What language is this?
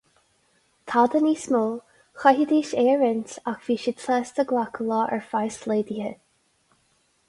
Irish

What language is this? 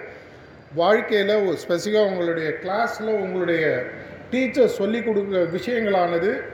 Tamil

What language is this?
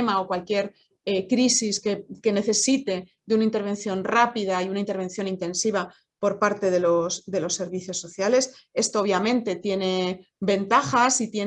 Spanish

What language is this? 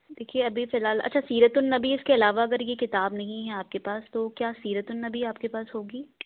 Urdu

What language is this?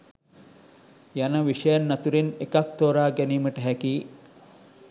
Sinhala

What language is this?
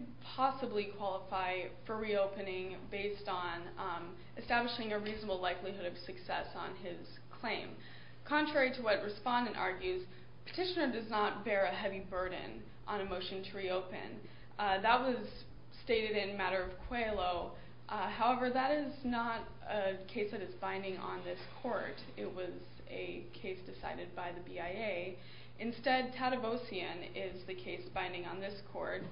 English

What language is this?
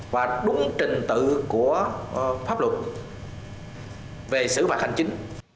Vietnamese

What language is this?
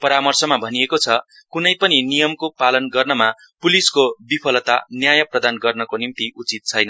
Nepali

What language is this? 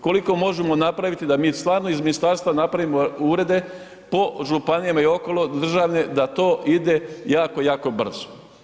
Croatian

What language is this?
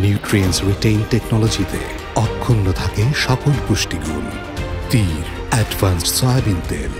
Bangla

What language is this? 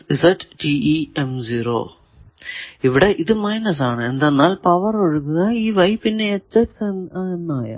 Malayalam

